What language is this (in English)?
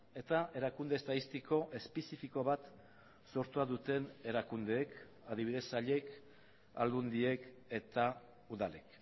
Basque